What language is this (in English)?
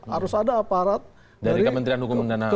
Indonesian